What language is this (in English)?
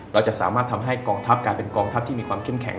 Thai